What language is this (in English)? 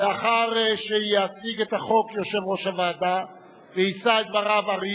Hebrew